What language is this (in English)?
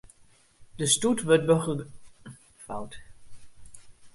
Western Frisian